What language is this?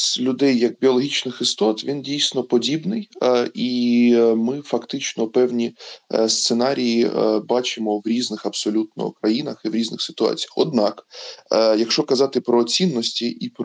Ukrainian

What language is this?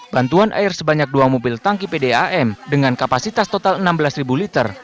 Indonesian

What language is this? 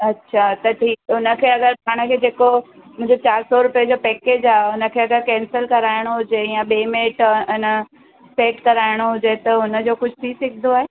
Sindhi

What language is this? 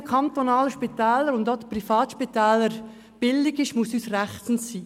Swiss German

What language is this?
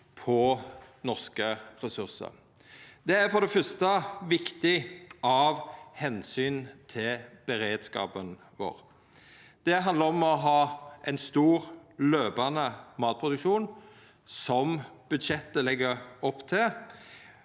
Norwegian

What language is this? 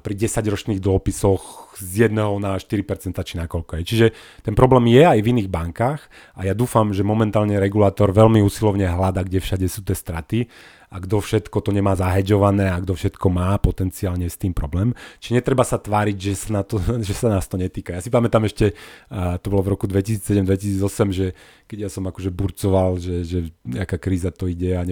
Slovak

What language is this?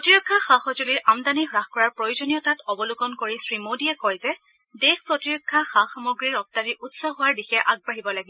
Assamese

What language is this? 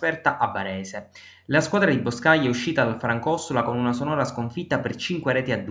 Italian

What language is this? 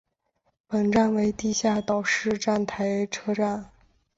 Chinese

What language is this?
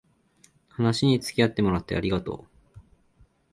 Japanese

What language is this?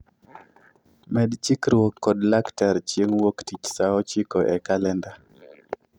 Luo (Kenya and Tanzania)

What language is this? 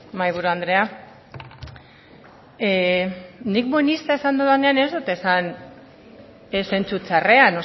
Basque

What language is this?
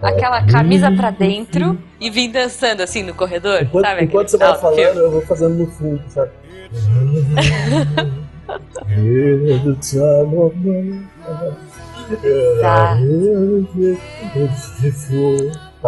Portuguese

